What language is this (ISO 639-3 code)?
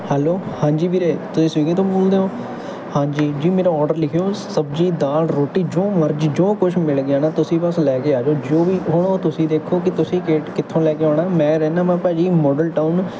pan